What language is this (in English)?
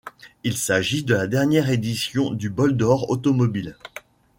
French